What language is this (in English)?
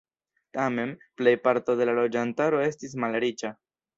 Esperanto